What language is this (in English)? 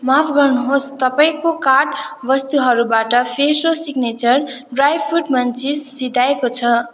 Nepali